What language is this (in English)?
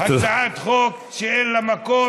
Hebrew